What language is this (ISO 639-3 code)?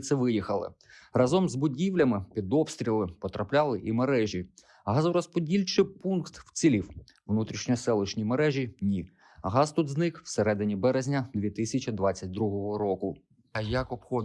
ukr